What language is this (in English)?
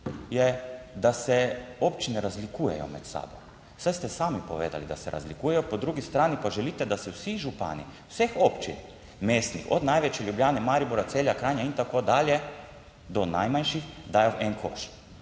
Slovenian